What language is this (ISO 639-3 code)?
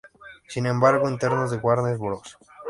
spa